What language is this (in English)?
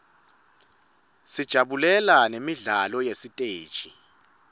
Swati